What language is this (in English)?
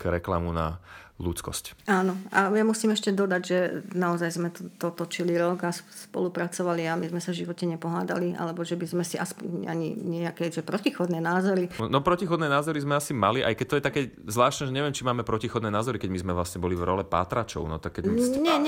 Slovak